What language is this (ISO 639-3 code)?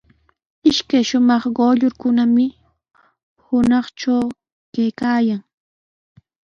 qws